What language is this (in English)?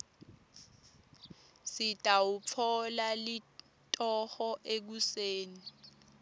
Swati